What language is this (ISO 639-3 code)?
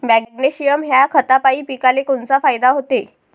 mar